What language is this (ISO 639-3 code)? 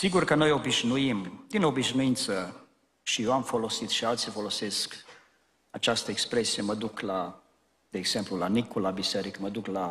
ron